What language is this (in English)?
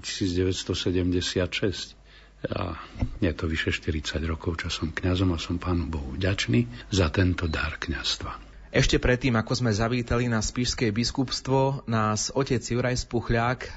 Slovak